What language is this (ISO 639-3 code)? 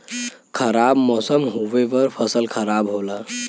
bho